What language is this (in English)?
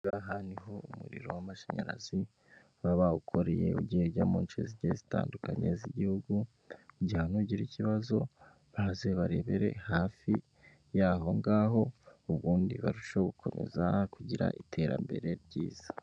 Kinyarwanda